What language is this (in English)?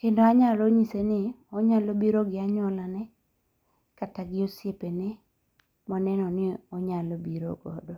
Luo (Kenya and Tanzania)